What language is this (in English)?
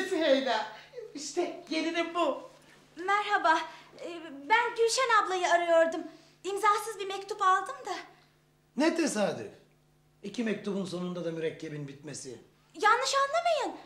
Turkish